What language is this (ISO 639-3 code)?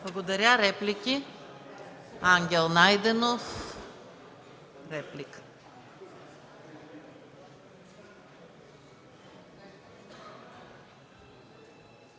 bul